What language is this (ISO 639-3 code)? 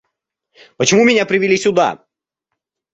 rus